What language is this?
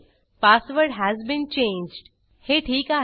Marathi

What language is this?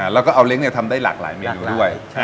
Thai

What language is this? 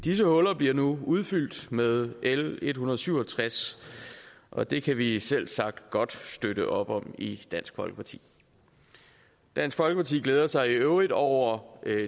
Danish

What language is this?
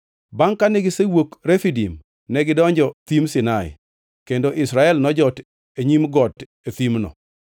Luo (Kenya and Tanzania)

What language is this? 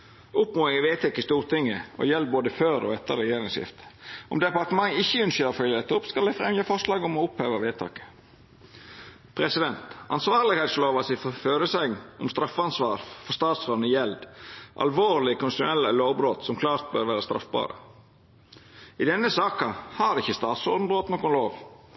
Norwegian Nynorsk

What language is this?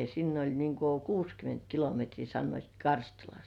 Finnish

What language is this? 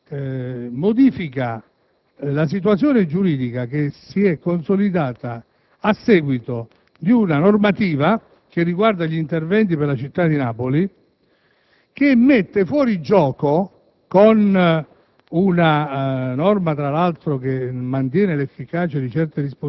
Italian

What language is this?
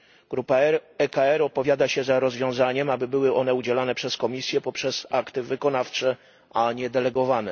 Polish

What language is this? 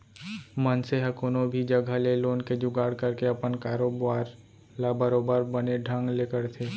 Chhattisgarhi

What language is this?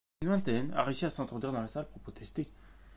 French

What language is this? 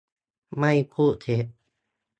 Thai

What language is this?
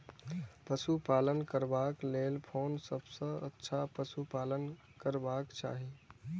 Maithili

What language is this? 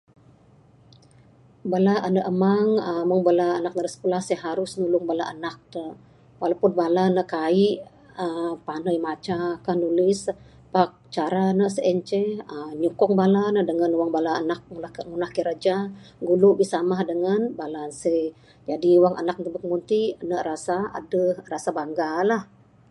Bukar-Sadung Bidayuh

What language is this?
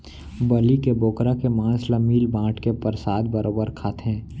Chhattisgarhi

